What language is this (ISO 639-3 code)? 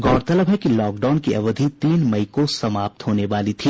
hin